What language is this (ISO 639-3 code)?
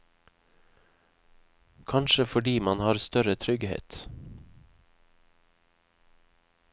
nor